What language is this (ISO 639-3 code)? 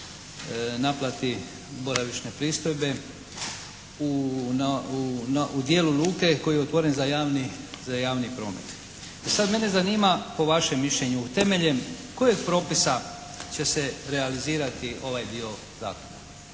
hrv